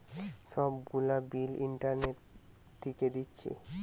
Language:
Bangla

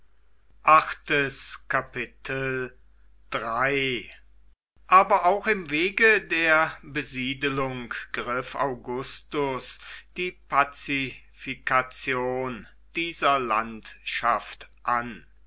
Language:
German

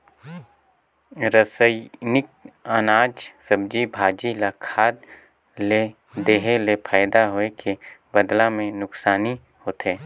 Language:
Chhattisgarhi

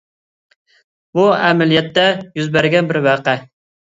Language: Uyghur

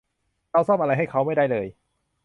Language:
Thai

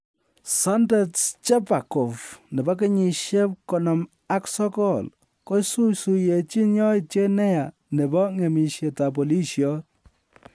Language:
Kalenjin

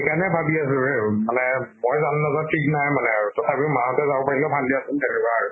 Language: Assamese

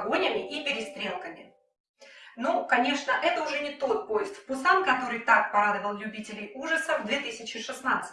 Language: Russian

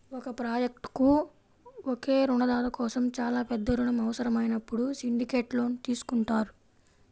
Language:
Telugu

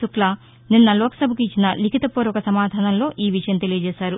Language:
Telugu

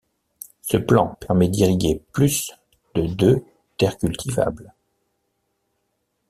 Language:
French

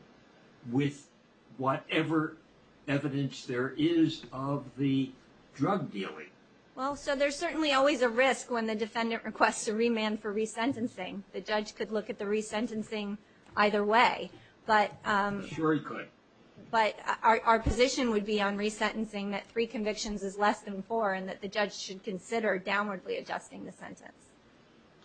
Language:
English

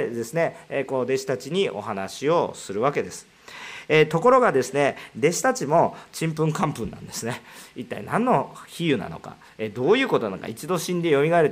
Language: Japanese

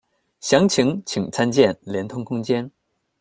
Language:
Chinese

